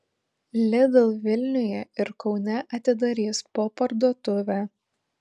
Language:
Lithuanian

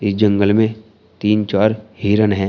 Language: Hindi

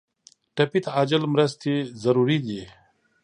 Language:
Pashto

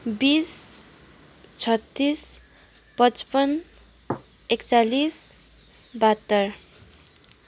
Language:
Nepali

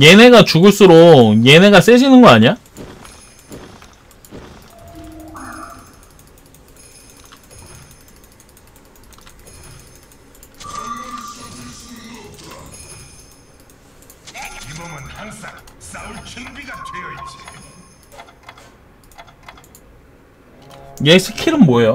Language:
Korean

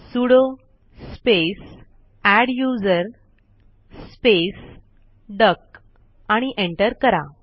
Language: Marathi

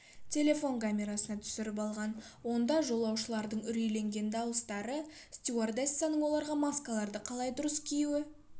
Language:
Kazakh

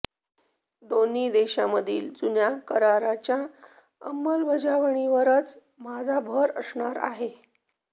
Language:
Marathi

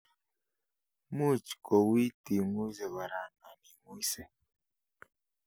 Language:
Kalenjin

